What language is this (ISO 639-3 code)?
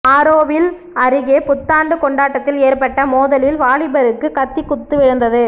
tam